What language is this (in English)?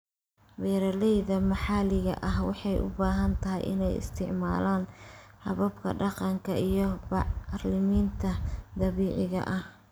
Somali